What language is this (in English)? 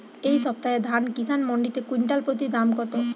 Bangla